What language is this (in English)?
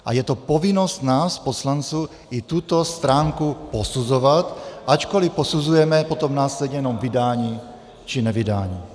Czech